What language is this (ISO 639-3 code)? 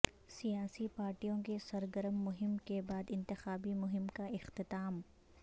urd